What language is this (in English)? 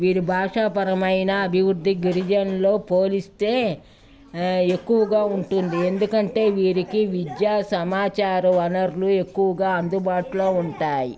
Telugu